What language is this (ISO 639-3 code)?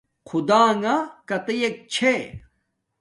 dmk